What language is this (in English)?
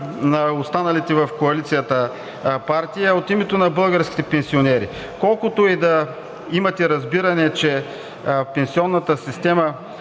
Bulgarian